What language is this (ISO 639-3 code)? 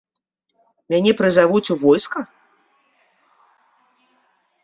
bel